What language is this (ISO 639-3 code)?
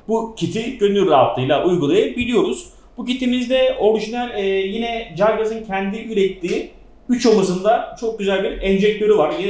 tur